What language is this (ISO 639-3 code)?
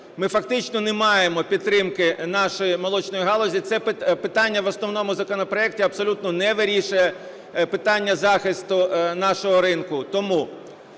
ukr